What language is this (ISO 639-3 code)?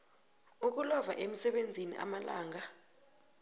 nbl